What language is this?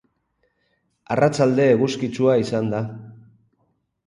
Basque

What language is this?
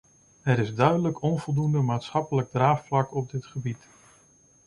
Dutch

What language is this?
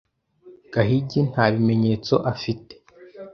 Kinyarwanda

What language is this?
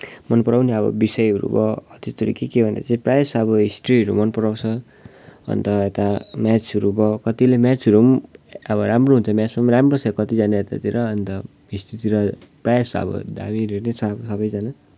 Nepali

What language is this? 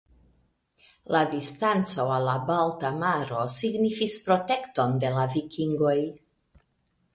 Esperanto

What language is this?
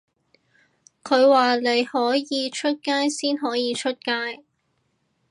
Cantonese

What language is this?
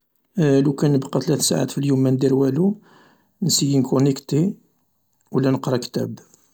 Algerian Arabic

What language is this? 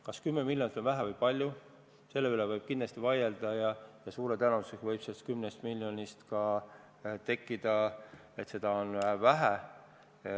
Estonian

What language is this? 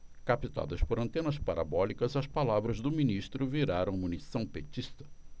Portuguese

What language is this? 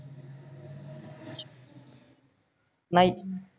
Punjabi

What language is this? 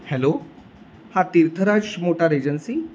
Marathi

